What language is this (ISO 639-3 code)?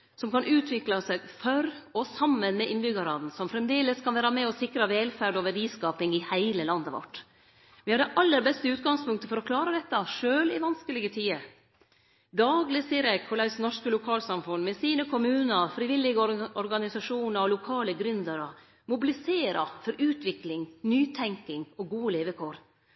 nno